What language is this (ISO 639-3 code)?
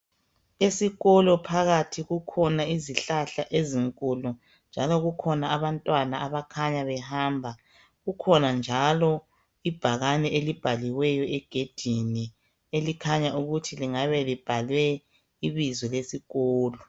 nde